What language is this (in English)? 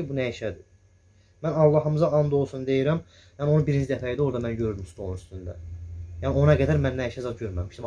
Turkish